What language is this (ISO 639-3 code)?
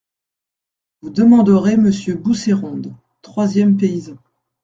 fra